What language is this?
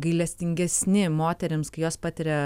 Lithuanian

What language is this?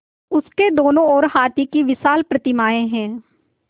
Hindi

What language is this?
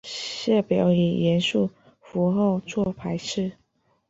Chinese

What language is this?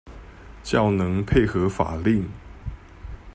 Chinese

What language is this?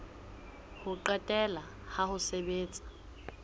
Southern Sotho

